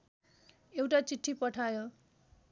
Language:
Nepali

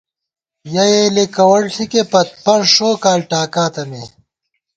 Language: Gawar-Bati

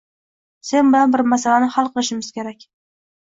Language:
Uzbek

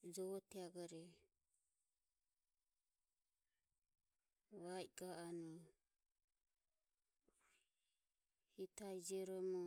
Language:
Ömie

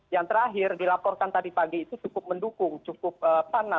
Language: Indonesian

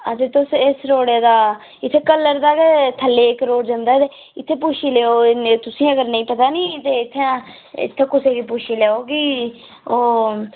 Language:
Dogri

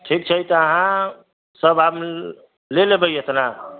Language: Maithili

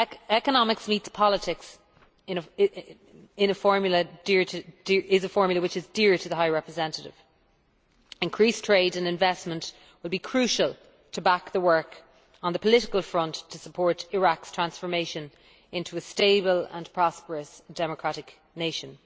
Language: English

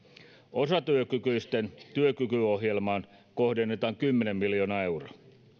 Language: Finnish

